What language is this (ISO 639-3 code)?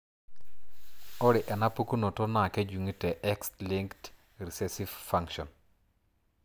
mas